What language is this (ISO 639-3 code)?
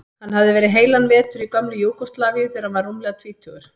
isl